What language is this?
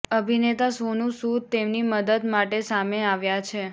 Gujarati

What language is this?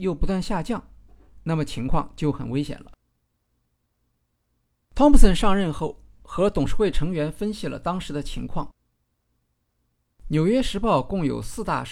Chinese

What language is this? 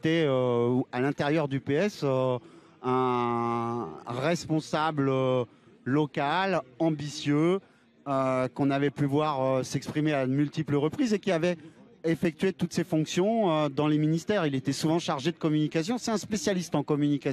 French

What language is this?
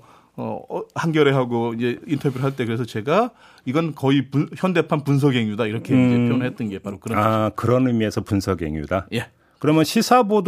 Korean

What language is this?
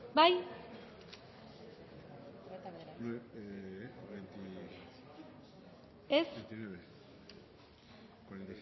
Basque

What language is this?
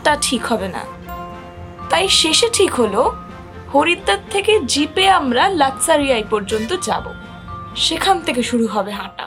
Bangla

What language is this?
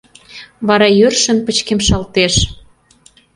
Mari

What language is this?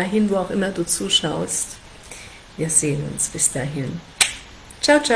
German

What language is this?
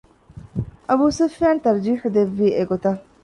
Divehi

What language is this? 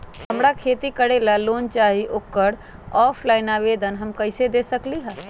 Magahi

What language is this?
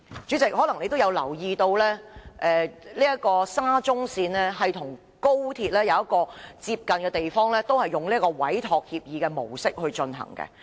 Cantonese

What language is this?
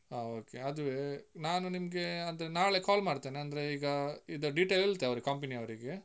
Kannada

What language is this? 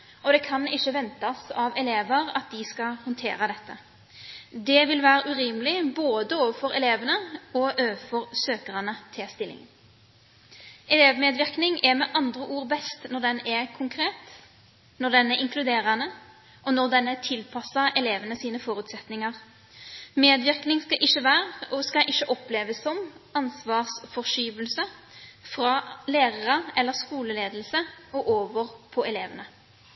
Norwegian Bokmål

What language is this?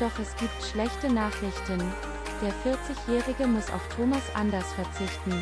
German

